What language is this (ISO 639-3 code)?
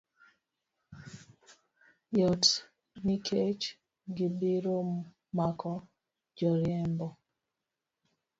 luo